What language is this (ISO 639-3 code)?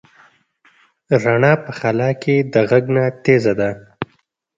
pus